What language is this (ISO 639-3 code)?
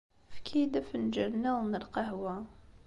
kab